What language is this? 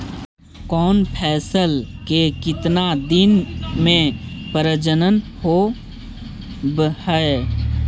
Magahi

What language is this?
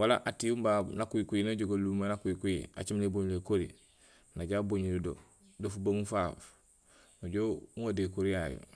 Gusilay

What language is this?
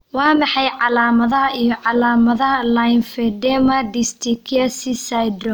Somali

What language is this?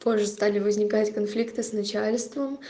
Russian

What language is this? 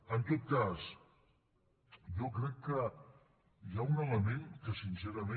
Catalan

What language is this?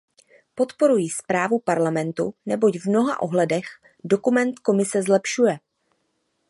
Czech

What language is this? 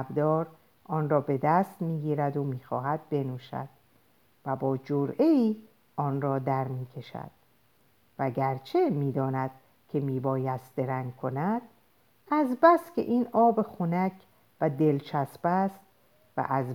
Persian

